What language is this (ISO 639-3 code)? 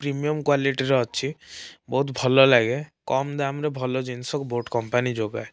ori